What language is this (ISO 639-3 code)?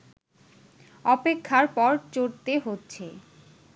ben